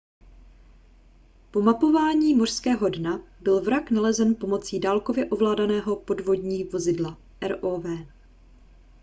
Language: Czech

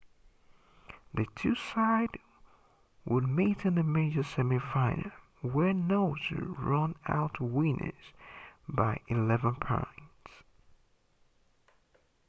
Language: English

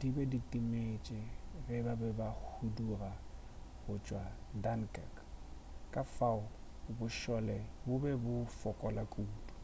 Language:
Northern Sotho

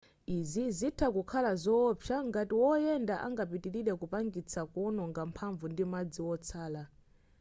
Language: Nyanja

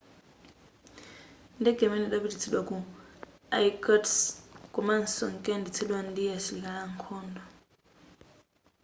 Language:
Nyanja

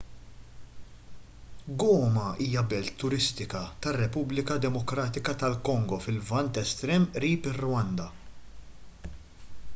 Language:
Maltese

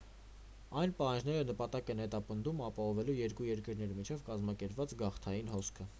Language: Armenian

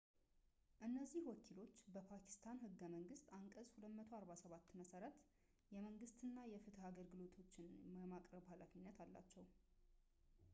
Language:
Amharic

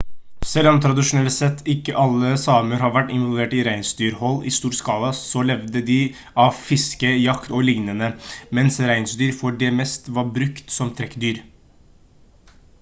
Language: Norwegian Bokmål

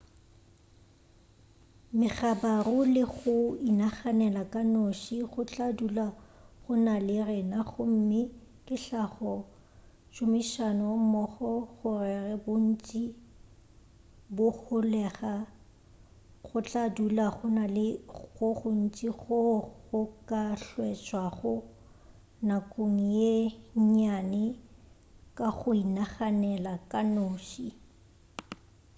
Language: Northern Sotho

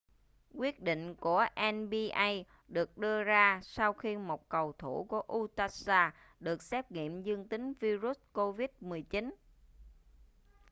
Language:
Vietnamese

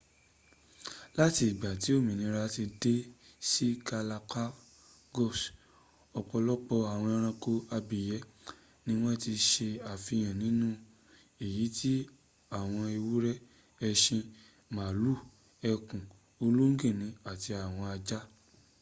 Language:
Yoruba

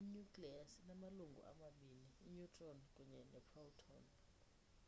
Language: Xhosa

